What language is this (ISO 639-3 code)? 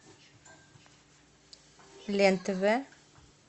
rus